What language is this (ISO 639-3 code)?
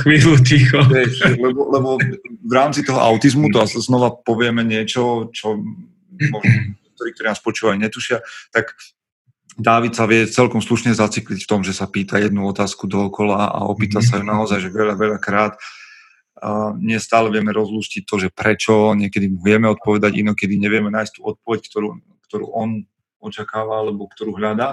slk